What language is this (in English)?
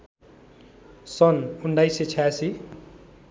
Nepali